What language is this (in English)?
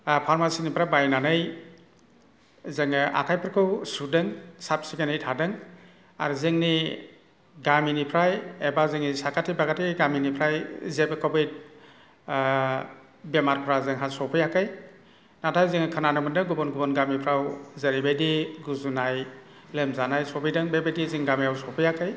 Bodo